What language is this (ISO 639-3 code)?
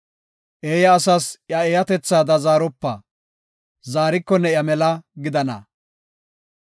gof